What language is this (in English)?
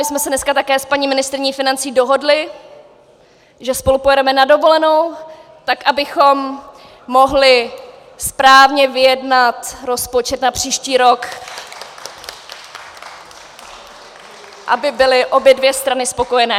Czech